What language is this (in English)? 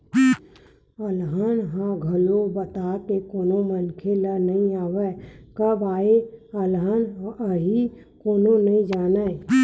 Chhattisgarhi